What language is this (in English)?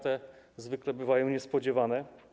Polish